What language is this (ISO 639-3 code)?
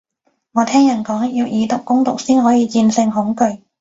yue